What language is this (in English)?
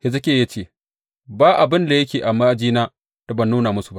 Hausa